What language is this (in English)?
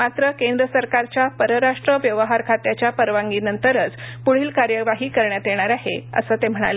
Marathi